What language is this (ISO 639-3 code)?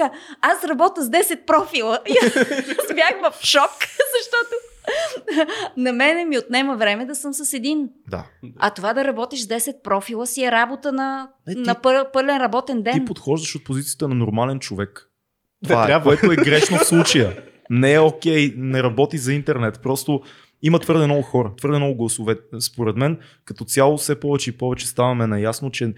bul